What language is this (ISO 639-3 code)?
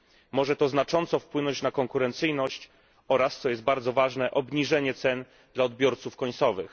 pol